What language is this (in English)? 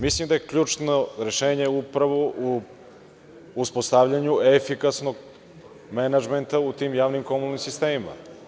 Serbian